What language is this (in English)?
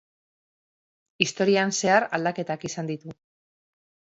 Basque